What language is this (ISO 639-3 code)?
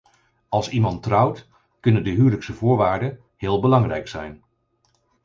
nld